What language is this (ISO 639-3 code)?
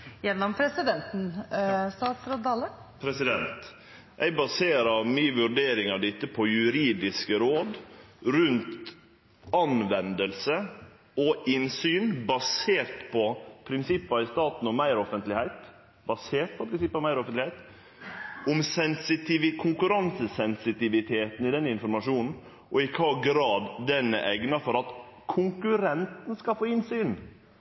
nno